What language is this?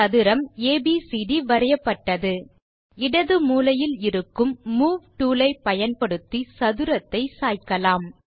Tamil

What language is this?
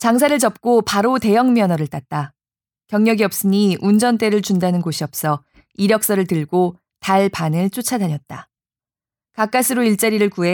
Korean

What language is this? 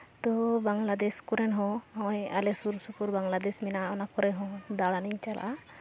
Santali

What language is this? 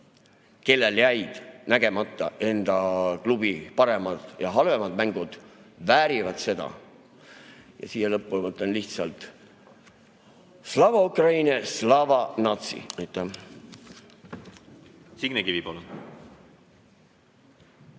Estonian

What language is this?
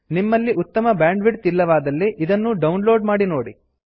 Kannada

